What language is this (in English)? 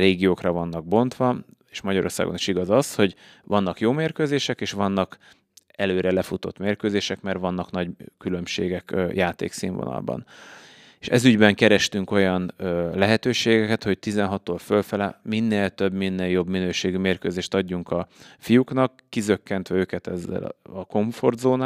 Hungarian